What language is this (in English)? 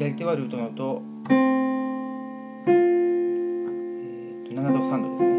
Japanese